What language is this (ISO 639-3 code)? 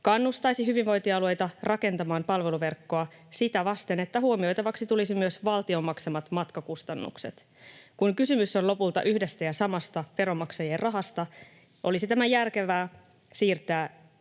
fin